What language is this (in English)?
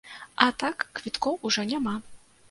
Belarusian